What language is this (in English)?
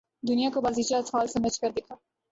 Urdu